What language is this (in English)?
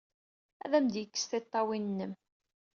Kabyle